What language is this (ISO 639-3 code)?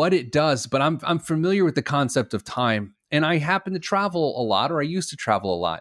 eng